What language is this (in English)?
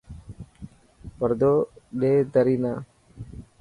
Dhatki